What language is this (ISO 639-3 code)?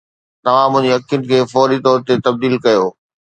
snd